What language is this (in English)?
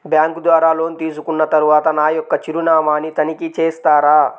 Telugu